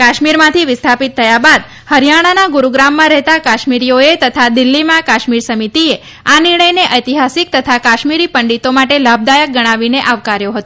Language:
Gujarati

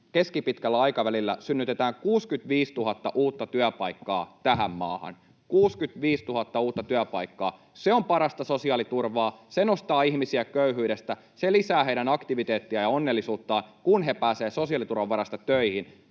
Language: Finnish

